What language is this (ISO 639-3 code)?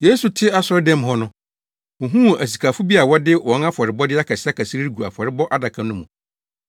aka